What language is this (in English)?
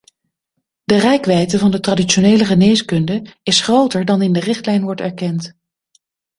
Dutch